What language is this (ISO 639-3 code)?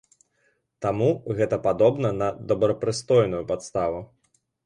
bel